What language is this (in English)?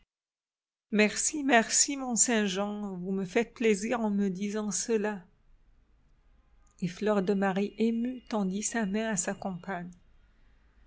French